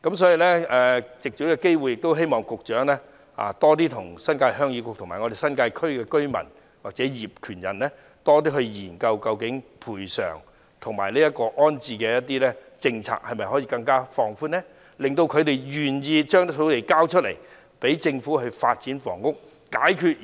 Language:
Cantonese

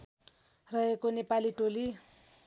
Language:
Nepali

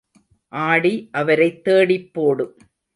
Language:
Tamil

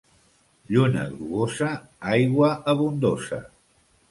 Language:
Catalan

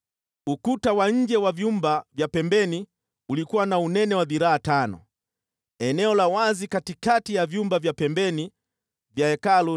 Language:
Swahili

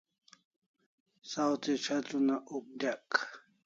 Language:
Kalasha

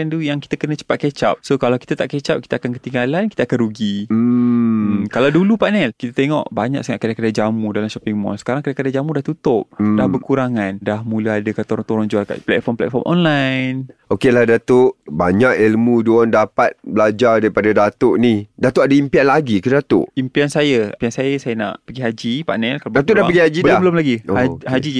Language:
Malay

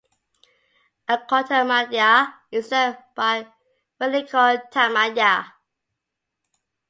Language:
English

